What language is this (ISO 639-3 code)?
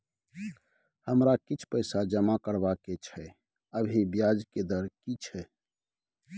mai